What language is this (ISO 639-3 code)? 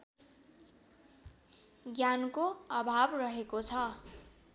nep